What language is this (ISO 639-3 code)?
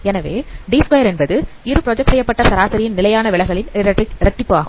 tam